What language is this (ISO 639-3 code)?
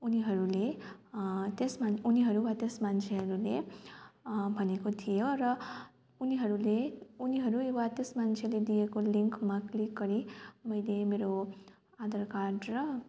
nep